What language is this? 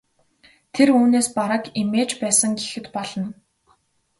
Mongolian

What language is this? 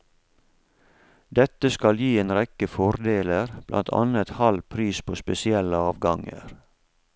Norwegian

